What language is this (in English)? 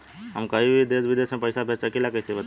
Bhojpuri